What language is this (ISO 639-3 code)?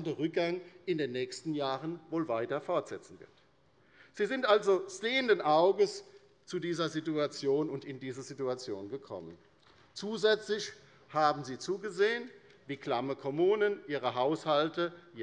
deu